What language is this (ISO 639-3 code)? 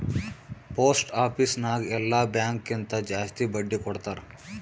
kan